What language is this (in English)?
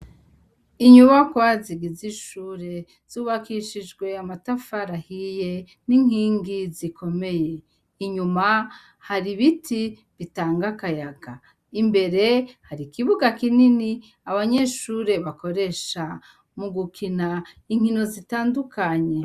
Rundi